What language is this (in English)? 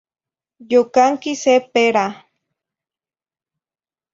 Zacatlán-Ahuacatlán-Tepetzintla Nahuatl